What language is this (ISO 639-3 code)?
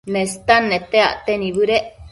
mcf